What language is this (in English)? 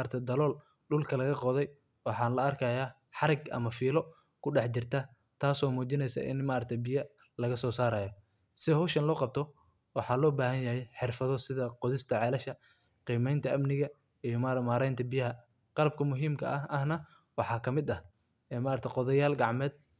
Somali